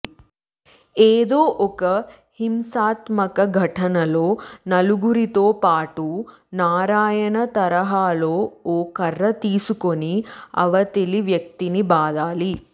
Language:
Telugu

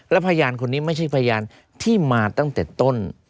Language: Thai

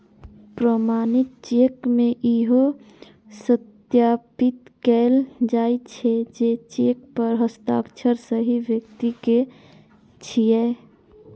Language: Maithili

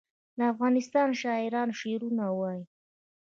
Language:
Pashto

